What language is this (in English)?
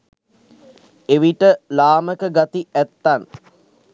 Sinhala